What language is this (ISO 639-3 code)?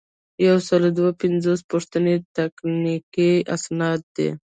pus